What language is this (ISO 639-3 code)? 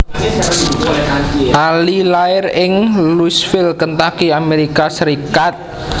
jav